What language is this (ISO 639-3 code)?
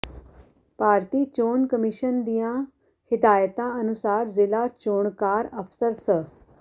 pan